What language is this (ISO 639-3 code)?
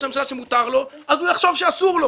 heb